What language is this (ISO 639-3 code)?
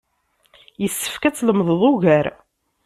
kab